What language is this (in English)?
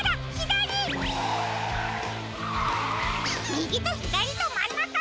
Japanese